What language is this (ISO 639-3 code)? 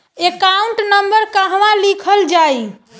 bho